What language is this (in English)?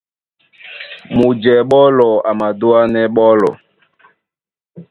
Duala